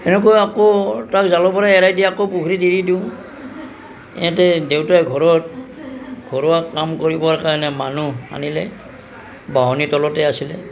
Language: Assamese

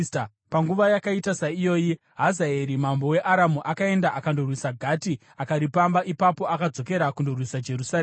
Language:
Shona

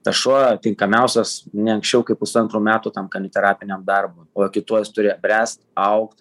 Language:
Lithuanian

